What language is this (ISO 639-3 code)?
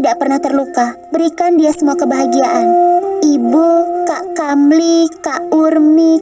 ind